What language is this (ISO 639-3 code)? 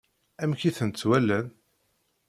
kab